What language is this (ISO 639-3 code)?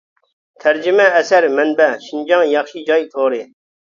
uig